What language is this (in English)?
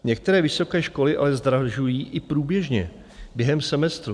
Czech